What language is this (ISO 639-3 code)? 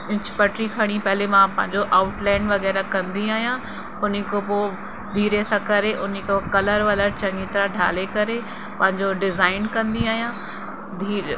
snd